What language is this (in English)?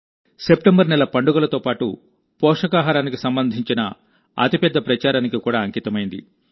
Telugu